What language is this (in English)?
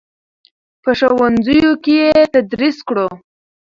Pashto